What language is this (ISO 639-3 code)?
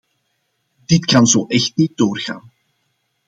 nld